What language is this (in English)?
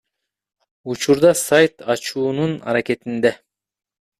Kyrgyz